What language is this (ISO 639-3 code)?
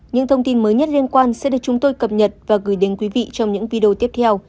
vie